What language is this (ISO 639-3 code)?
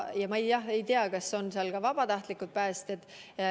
est